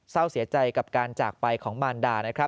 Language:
Thai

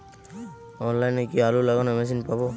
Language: Bangla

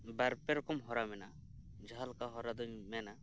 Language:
Santali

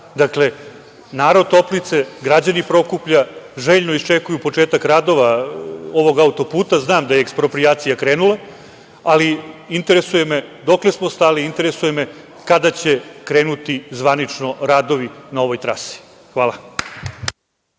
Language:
Serbian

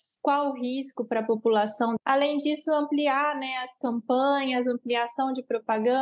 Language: Portuguese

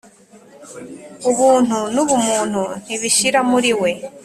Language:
Kinyarwanda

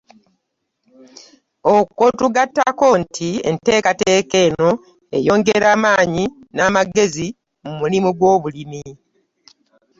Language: Ganda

